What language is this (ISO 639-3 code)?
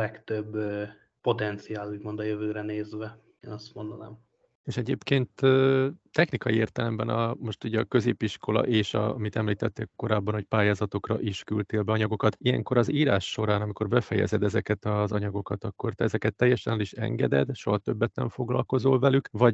hun